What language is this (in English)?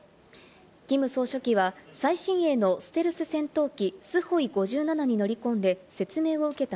Japanese